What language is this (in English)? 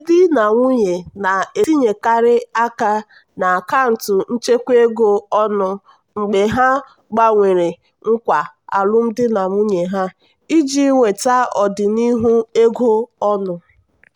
Igbo